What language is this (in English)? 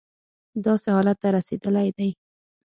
Pashto